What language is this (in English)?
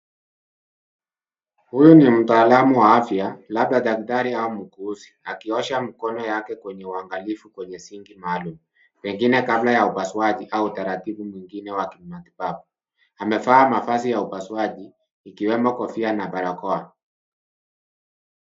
Swahili